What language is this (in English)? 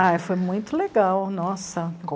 Portuguese